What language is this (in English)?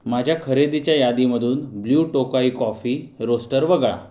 Marathi